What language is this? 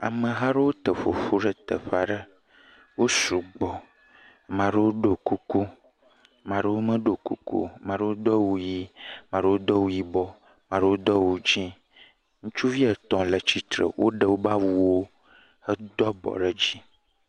Ewe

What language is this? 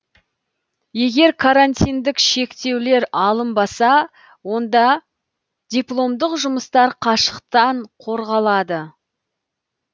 Kazakh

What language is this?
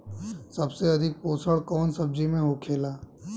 Bhojpuri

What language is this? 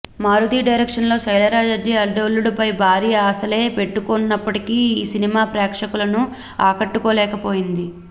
Telugu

